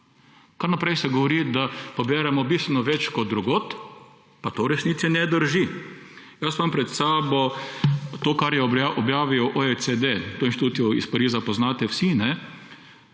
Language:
Slovenian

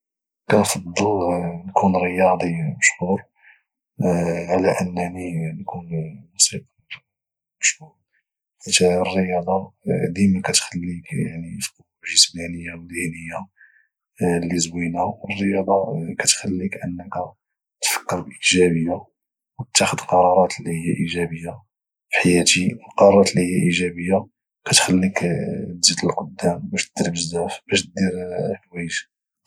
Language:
Moroccan Arabic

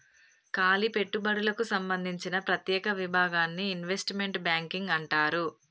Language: Telugu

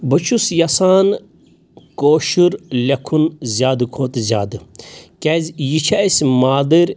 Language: Kashmiri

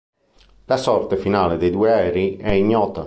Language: Italian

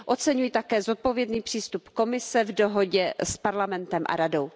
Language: Czech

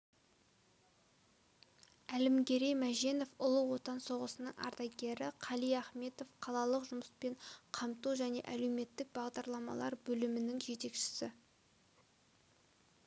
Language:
Kazakh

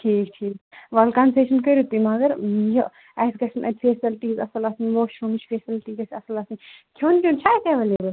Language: Kashmiri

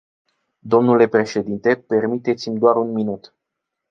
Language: Romanian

